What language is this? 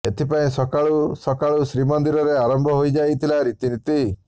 Odia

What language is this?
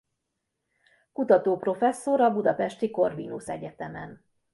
Hungarian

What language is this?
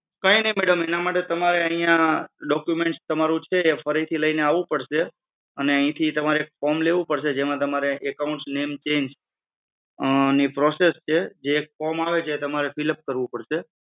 Gujarati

